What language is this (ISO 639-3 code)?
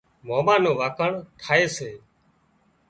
kxp